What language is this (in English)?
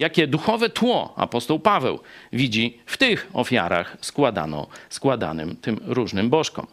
Polish